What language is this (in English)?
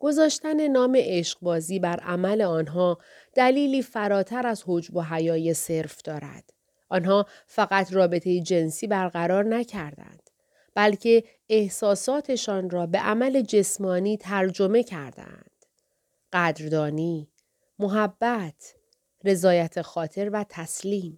Persian